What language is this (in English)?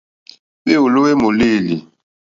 Mokpwe